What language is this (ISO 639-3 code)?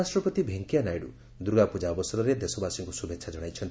ori